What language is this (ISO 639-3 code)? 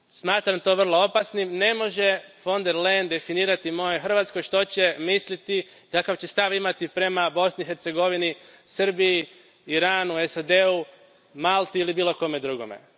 hrv